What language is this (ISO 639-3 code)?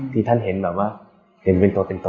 tha